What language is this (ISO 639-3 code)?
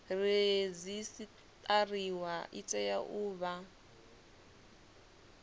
ven